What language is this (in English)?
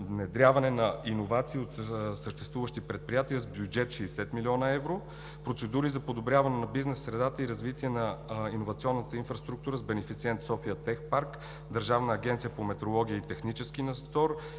Bulgarian